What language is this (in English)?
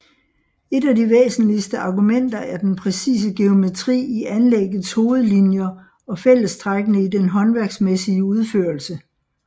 Danish